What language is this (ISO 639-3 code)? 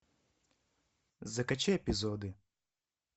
rus